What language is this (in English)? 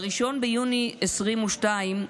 Hebrew